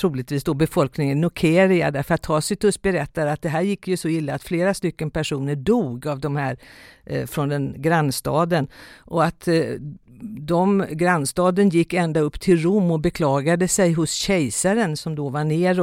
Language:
Swedish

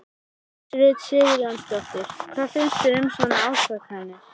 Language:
Icelandic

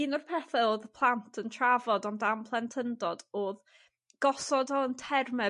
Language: Welsh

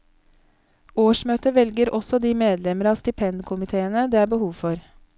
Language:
Norwegian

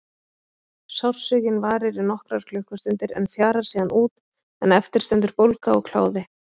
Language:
Icelandic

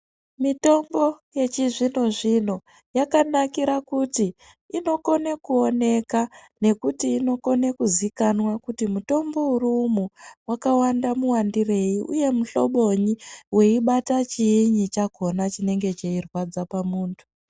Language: Ndau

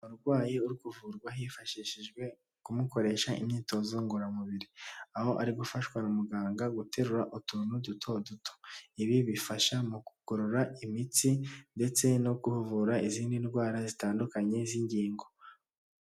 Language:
Kinyarwanda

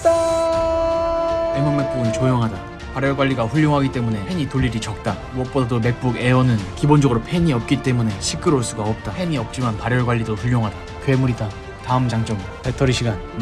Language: Korean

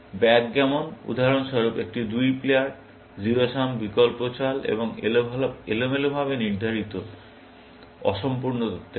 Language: Bangla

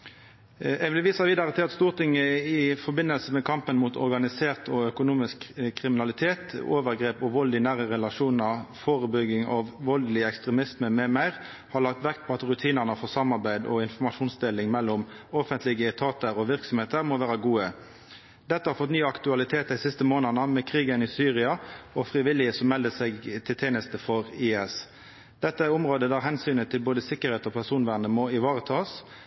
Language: Norwegian Nynorsk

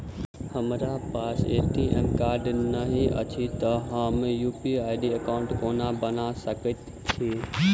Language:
Maithili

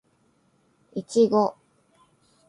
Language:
Japanese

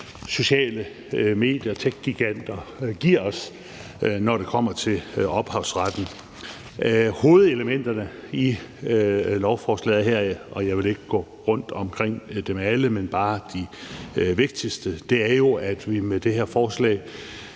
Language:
Danish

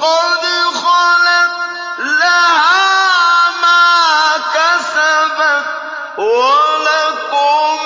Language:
Arabic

